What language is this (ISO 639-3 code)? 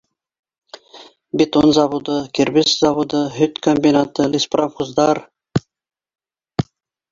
bak